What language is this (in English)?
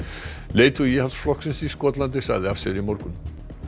Icelandic